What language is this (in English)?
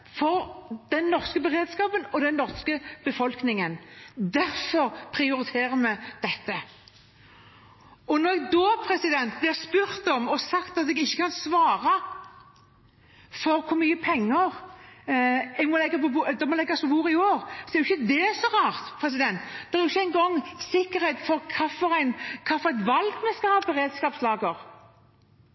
Norwegian Bokmål